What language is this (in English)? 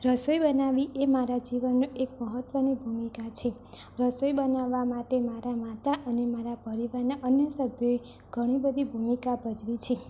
Gujarati